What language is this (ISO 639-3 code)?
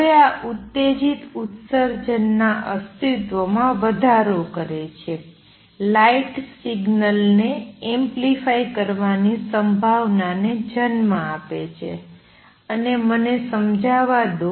guj